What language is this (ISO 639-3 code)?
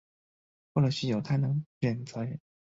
zho